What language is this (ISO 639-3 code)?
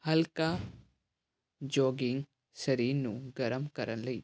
pan